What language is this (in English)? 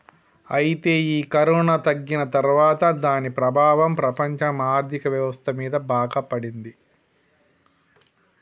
Telugu